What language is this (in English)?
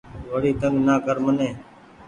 Goaria